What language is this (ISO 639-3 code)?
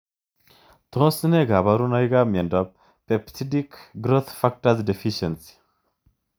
kln